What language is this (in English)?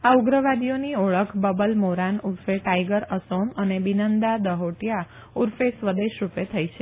Gujarati